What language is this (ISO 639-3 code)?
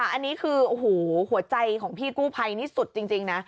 tha